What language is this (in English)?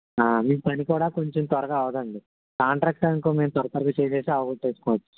Telugu